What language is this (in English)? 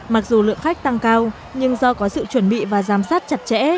Vietnamese